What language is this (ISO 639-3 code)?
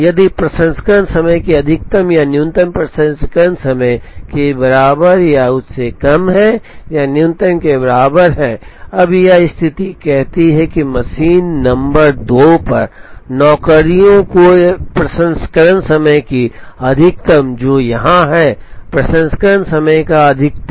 hin